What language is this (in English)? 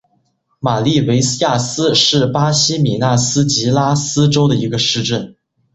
Chinese